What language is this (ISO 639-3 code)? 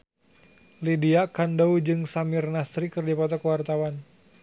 sun